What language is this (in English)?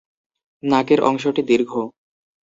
Bangla